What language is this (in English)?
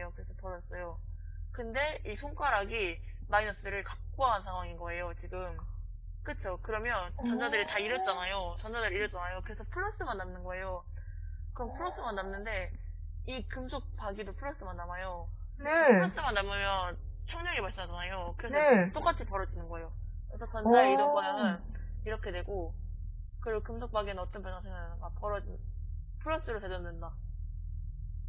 Korean